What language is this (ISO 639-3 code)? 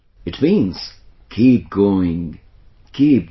eng